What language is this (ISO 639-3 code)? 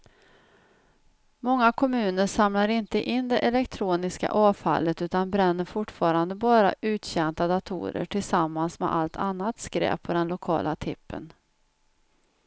swe